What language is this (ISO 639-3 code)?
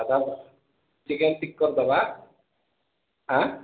ori